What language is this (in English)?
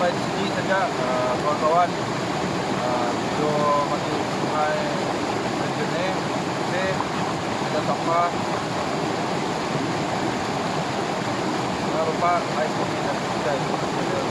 Malay